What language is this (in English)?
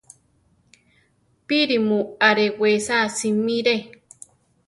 Central Tarahumara